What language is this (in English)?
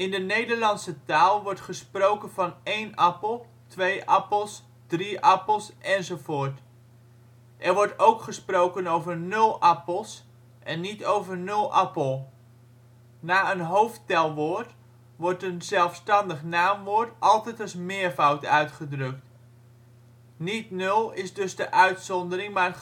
Dutch